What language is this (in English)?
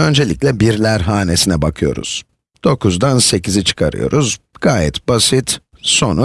Turkish